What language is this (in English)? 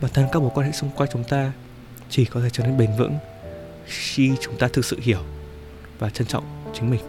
Vietnamese